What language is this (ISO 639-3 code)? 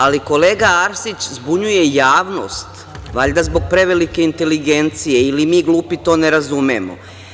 srp